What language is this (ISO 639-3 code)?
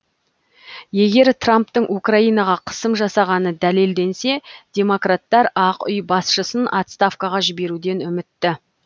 kaz